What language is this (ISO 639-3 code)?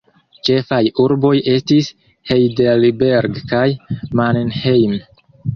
epo